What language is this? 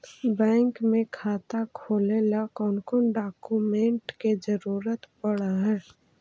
Magahi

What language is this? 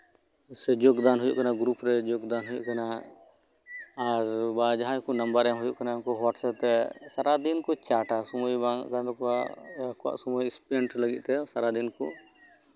Santali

